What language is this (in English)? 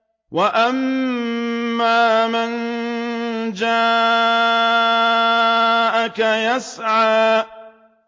Arabic